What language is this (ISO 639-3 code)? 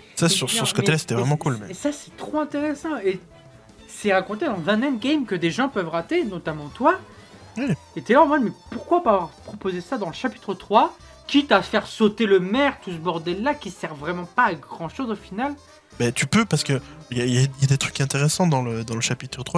fra